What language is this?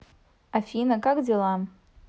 Russian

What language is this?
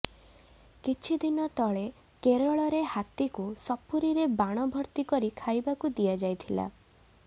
Odia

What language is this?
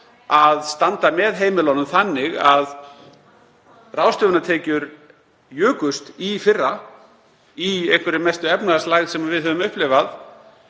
Icelandic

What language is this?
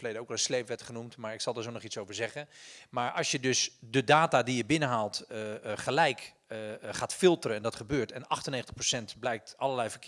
Dutch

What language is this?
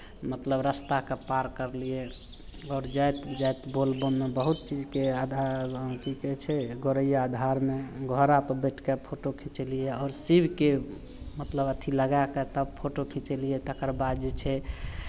Maithili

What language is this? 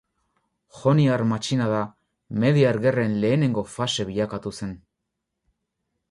Basque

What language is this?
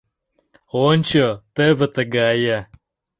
Mari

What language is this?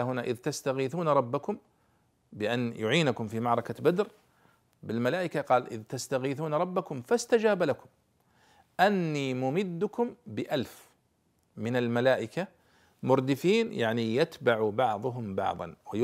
Arabic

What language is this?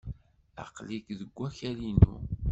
Kabyle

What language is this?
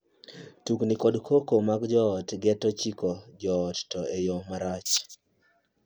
Luo (Kenya and Tanzania)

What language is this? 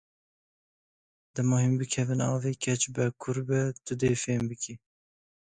Kurdish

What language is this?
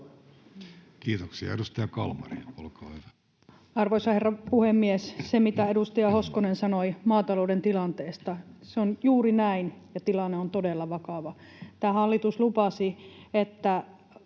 Finnish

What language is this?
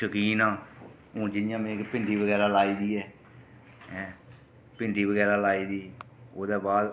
Dogri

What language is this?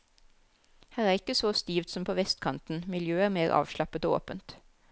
Norwegian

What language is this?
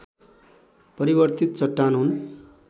Nepali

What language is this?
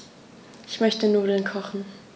German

